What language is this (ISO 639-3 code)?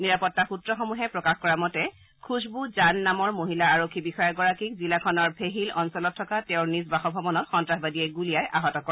asm